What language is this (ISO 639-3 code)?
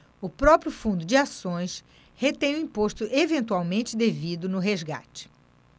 por